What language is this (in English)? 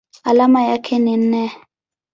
Swahili